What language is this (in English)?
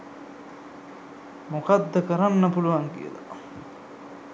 Sinhala